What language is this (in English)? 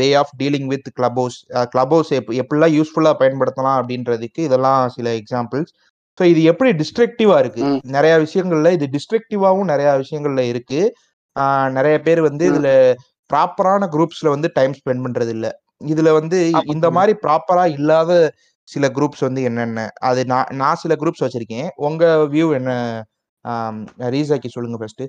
Tamil